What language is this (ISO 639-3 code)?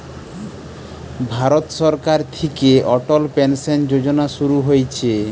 ben